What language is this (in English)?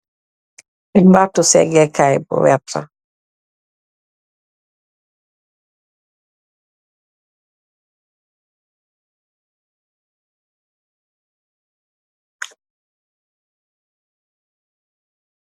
Wolof